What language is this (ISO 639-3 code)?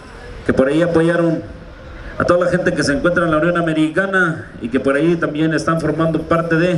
spa